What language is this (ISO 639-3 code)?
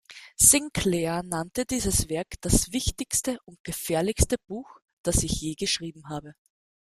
deu